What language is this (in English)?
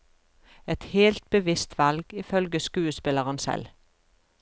Norwegian